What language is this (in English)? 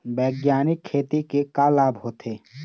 Chhattisgarhi